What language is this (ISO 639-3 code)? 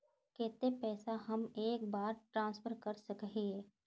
mag